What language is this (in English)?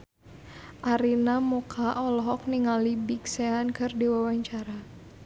Sundanese